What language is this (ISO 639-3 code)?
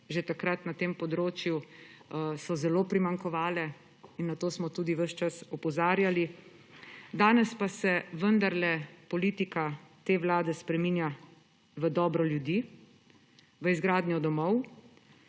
slv